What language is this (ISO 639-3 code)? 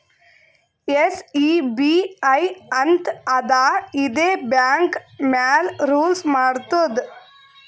kan